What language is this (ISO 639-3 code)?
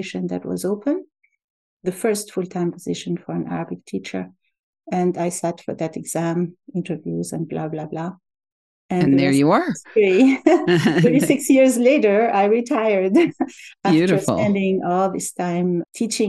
eng